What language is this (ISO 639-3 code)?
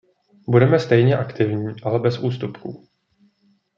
ces